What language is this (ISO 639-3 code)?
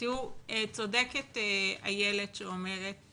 heb